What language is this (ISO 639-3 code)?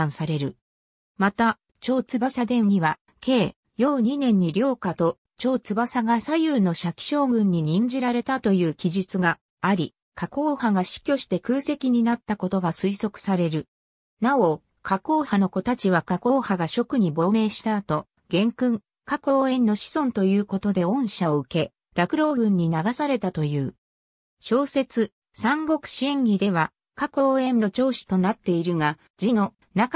jpn